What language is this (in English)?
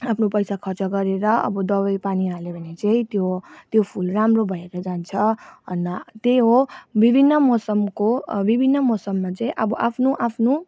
Nepali